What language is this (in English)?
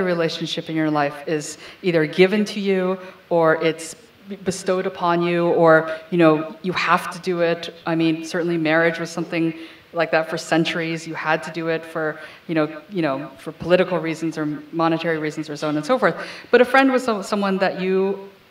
English